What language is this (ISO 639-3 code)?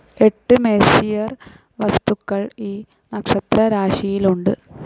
mal